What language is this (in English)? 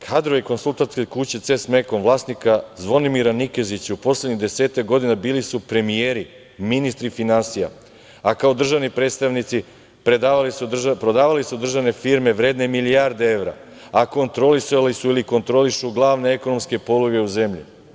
Serbian